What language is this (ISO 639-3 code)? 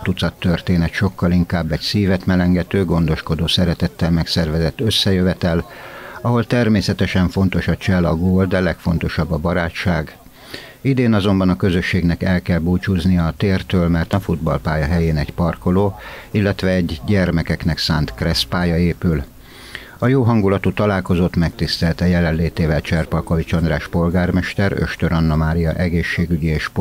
hun